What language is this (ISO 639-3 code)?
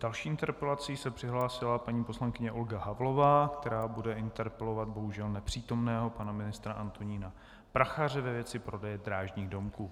ces